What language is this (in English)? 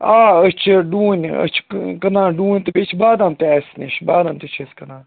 Kashmiri